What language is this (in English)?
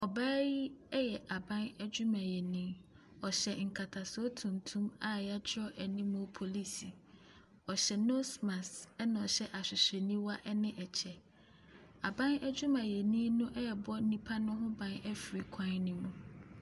Akan